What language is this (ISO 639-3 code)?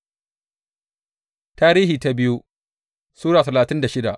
hau